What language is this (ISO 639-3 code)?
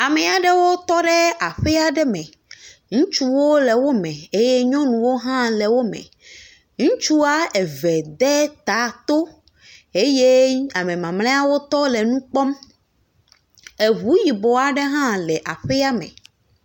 ewe